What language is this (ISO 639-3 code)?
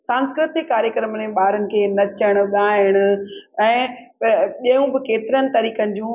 snd